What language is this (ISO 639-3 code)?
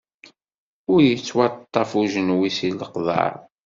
kab